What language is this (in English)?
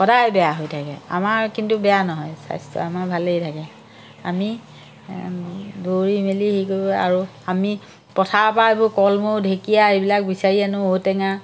Assamese